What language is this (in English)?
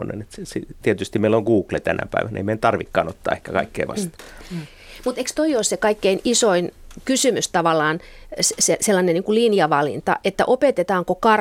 Finnish